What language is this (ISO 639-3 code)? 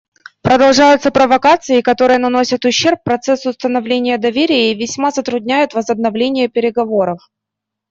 rus